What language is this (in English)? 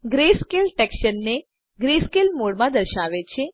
Gujarati